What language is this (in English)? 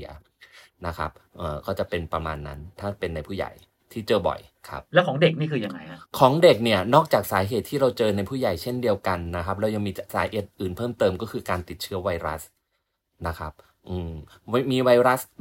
Thai